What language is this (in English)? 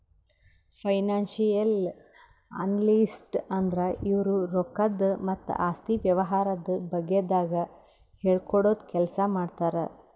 Kannada